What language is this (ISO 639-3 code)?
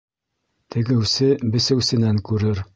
bak